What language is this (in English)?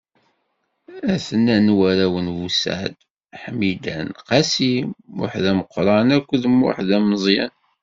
Kabyle